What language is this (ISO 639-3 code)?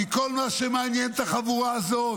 heb